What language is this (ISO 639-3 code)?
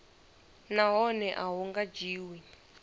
ven